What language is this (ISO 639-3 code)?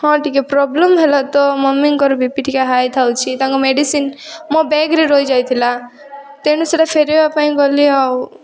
ori